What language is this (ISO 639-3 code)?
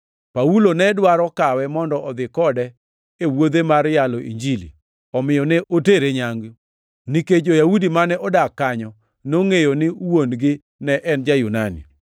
luo